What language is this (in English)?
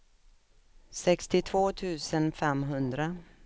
Swedish